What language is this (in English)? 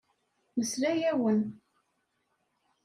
Kabyle